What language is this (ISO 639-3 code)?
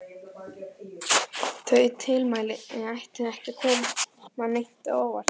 isl